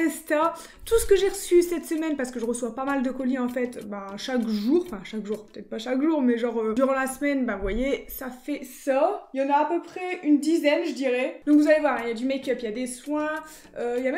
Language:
French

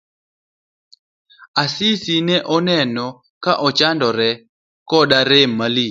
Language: Luo (Kenya and Tanzania)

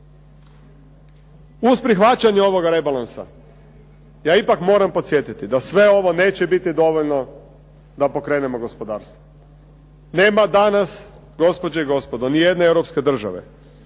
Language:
Croatian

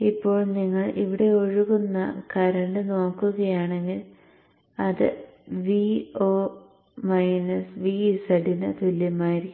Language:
Malayalam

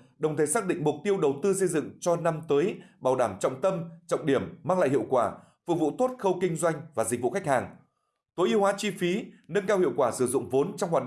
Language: Vietnamese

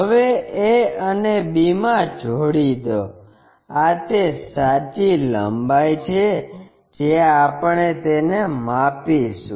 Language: Gujarati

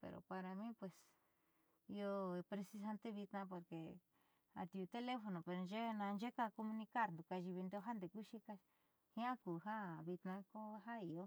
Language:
Southeastern Nochixtlán Mixtec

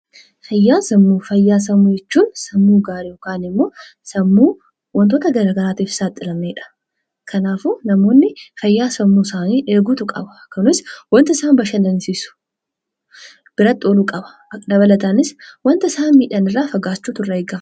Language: Oromo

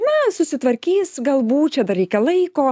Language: Lithuanian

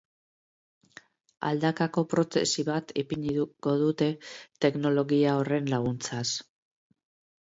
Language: Basque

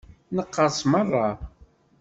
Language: Kabyle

